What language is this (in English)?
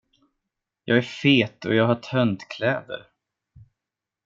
Swedish